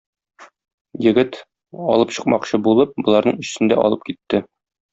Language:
Tatar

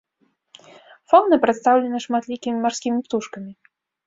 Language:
Belarusian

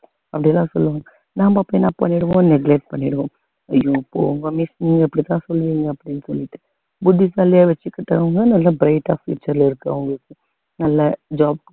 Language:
Tamil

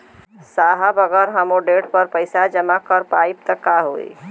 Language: Bhojpuri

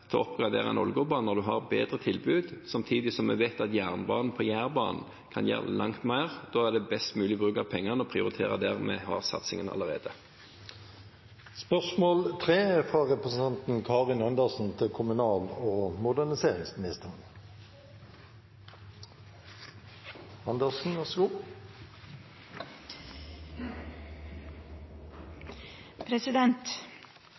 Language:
Norwegian Bokmål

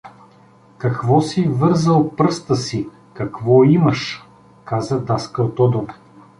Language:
Bulgarian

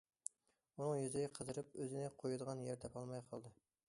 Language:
Uyghur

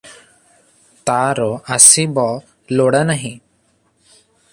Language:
Odia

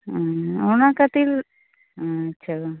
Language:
Santali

